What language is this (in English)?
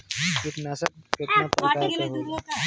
Bhojpuri